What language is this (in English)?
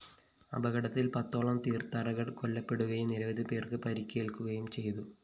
Malayalam